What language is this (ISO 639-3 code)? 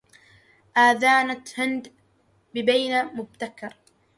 ara